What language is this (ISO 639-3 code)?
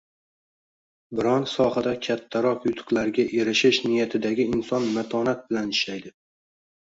uzb